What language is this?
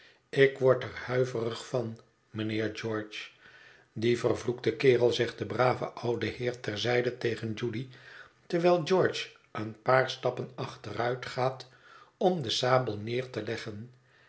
Dutch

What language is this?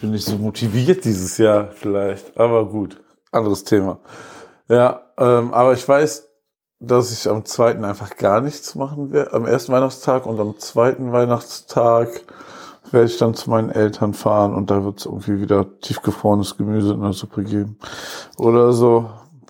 German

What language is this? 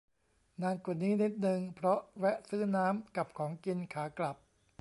Thai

